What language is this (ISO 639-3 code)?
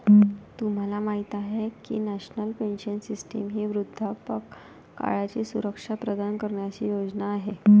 mar